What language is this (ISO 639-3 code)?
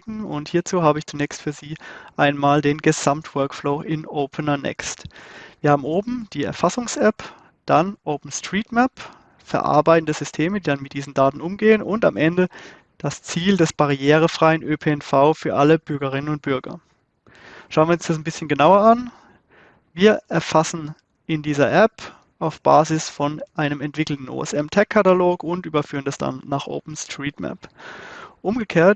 deu